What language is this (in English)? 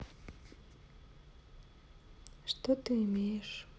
Russian